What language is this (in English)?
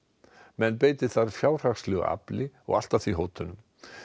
Icelandic